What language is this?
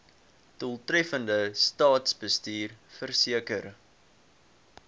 Afrikaans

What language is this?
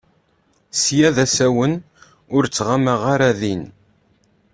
Kabyle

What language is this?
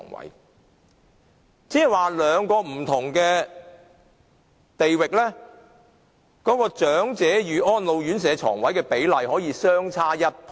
Cantonese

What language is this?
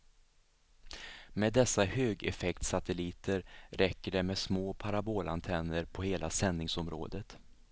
Swedish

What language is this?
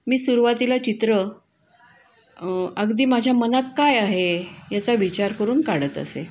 Marathi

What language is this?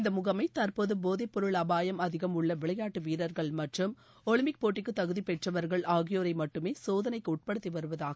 Tamil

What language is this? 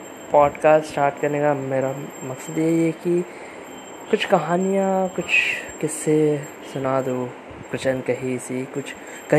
Hindi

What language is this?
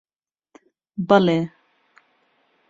Central Kurdish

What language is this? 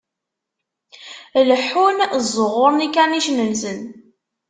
Kabyle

